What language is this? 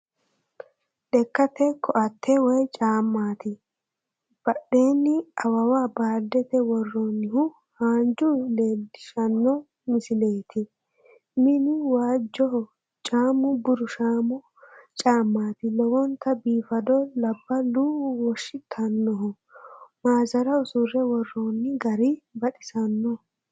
Sidamo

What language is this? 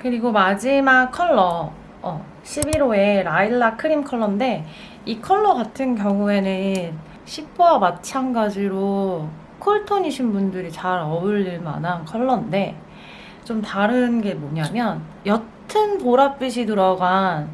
Korean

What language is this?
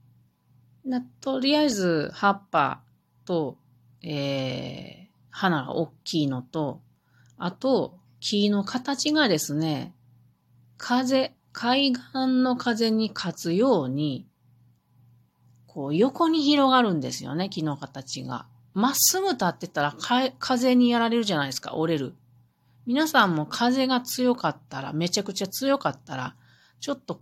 Japanese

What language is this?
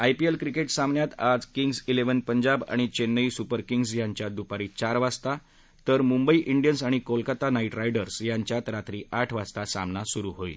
Marathi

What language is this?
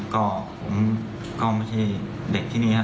Thai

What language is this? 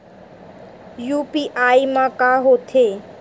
Chhattisgarhi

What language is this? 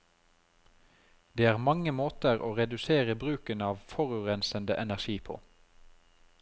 Norwegian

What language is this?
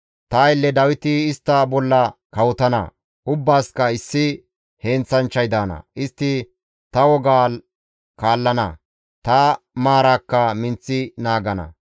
Gamo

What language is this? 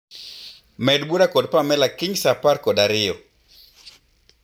Luo (Kenya and Tanzania)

